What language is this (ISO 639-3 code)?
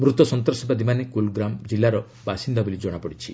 ori